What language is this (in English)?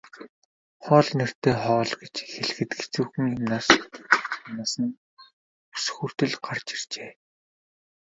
Mongolian